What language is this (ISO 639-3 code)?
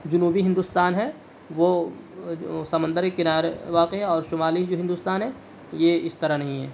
urd